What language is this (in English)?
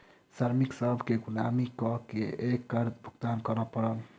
Maithili